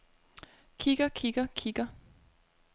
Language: Danish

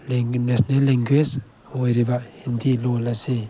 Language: Manipuri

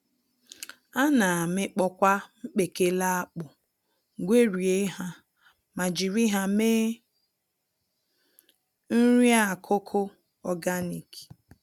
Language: Igbo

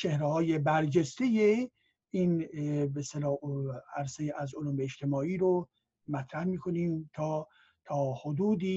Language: Persian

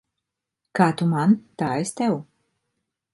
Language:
Latvian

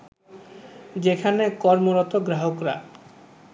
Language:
Bangla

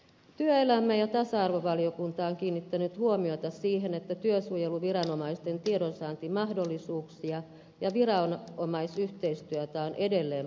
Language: Finnish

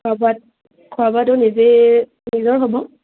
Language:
Assamese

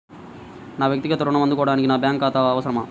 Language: Telugu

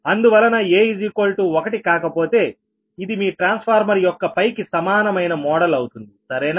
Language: Telugu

